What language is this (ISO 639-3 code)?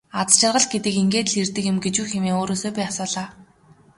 mon